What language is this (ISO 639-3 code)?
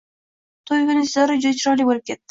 uzb